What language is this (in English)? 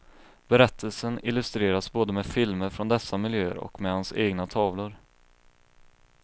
Swedish